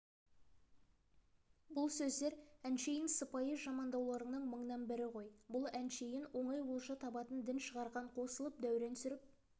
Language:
Kazakh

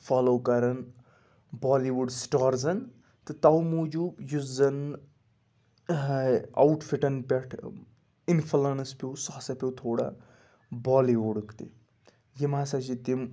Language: Kashmiri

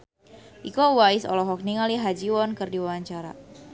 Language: Sundanese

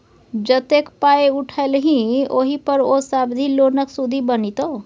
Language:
Maithili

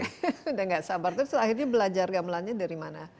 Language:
Indonesian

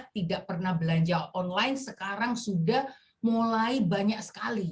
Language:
Indonesian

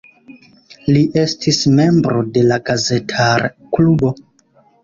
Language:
Esperanto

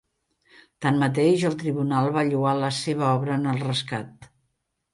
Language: Catalan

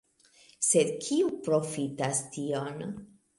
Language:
Esperanto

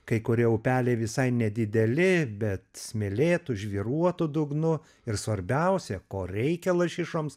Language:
Lithuanian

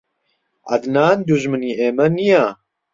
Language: Central Kurdish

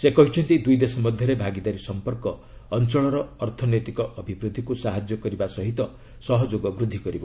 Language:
Odia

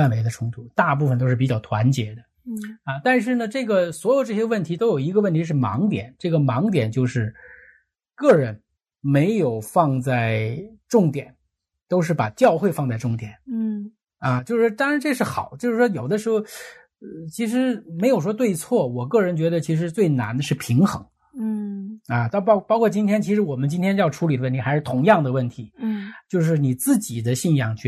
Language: Chinese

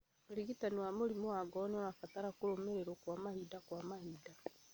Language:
Kikuyu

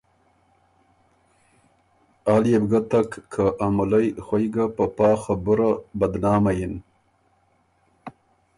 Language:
Ormuri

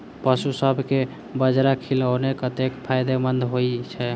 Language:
Maithili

